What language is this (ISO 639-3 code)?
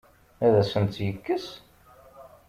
kab